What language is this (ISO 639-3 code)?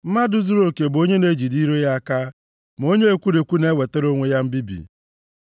ibo